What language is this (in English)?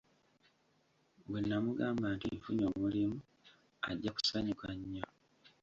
Ganda